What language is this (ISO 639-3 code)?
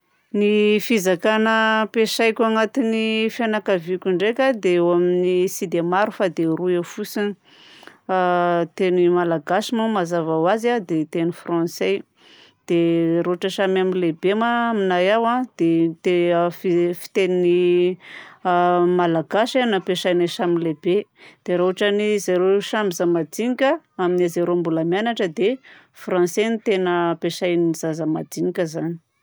bzc